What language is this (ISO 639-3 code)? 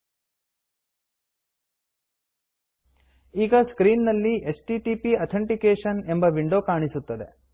kan